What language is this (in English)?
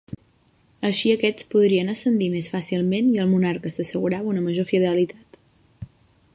Catalan